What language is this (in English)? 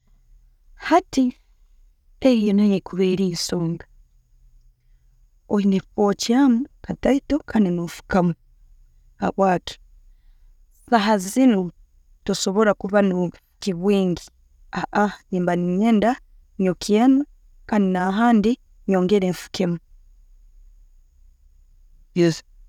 Tooro